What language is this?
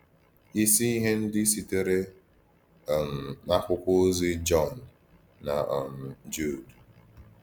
Igbo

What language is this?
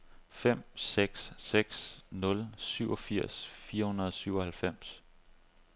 Danish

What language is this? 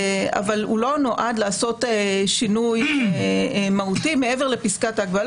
Hebrew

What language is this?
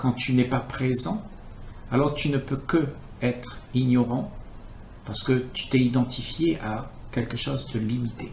French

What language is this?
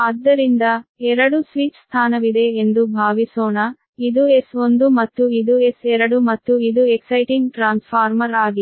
Kannada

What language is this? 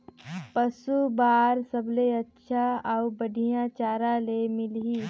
Chhattisgarhi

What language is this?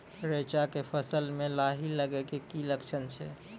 Maithili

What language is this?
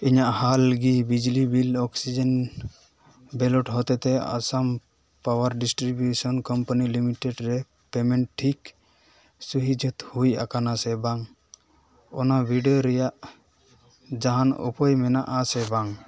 Santali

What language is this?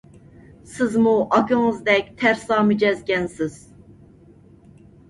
Uyghur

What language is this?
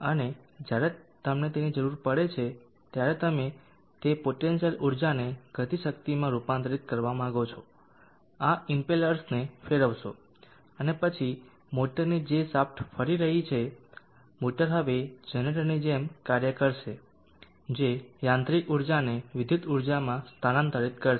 Gujarati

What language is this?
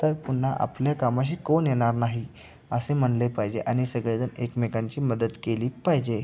Marathi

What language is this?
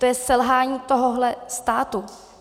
Czech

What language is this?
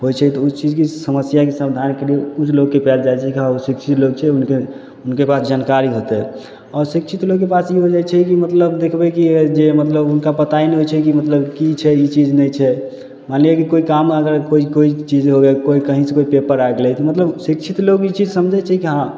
Maithili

